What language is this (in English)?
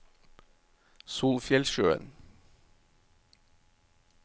Norwegian